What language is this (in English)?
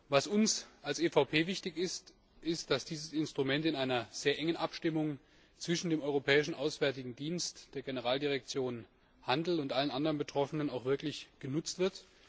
German